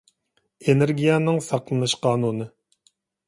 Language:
Uyghur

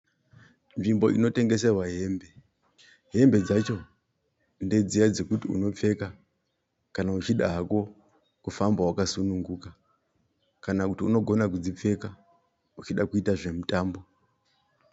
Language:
Shona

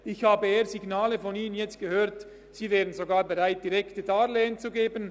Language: Swiss German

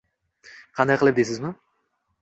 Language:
Uzbek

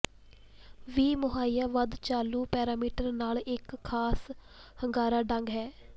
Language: Punjabi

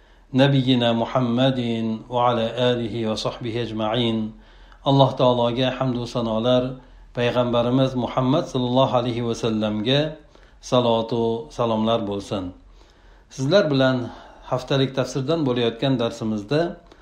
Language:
Turkish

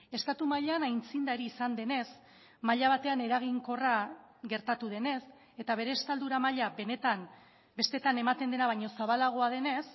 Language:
Basque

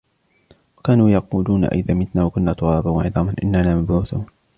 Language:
Arabic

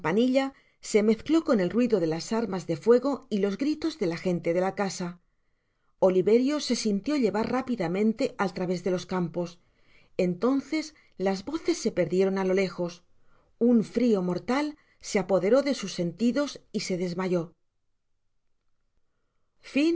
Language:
Spanish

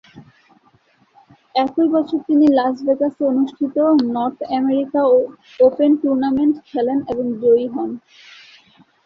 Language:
Bangla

